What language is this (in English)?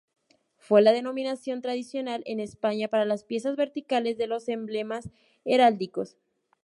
Spanish